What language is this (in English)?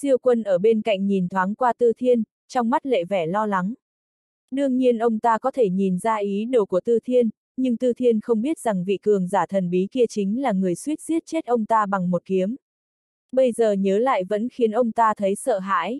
Vietnamese